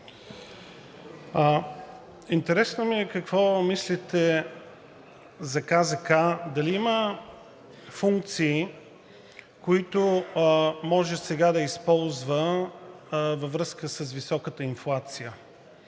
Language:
Bulgarian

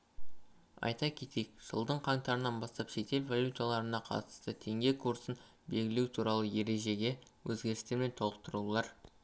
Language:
Kazakh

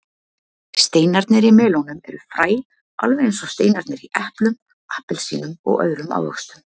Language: Icelandic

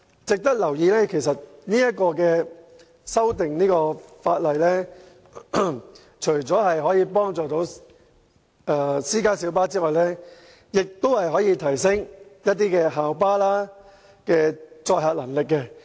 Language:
Cantonese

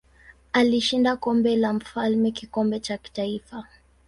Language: Swahili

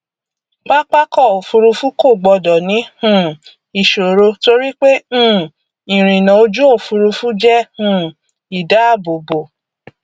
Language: Yoruba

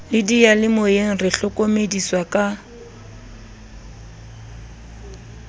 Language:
Southern Sotho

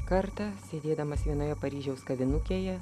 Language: Lithuanian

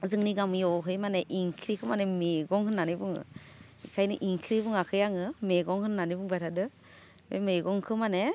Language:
Bodo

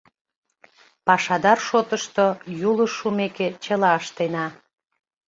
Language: Mari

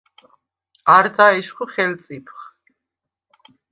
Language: Svan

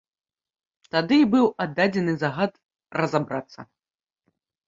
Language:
Belarusian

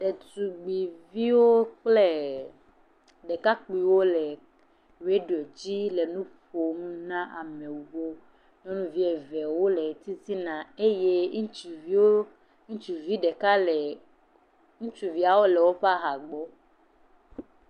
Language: Ewe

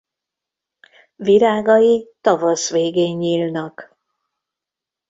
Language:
Hungarian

